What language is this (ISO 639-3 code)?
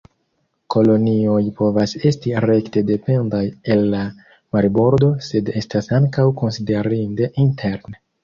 epo